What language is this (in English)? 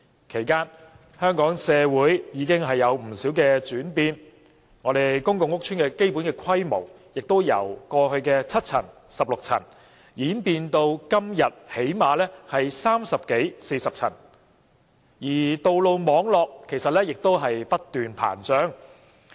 Cantonese